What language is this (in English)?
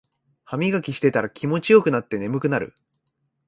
Japanese